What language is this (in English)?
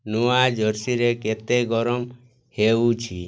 Odia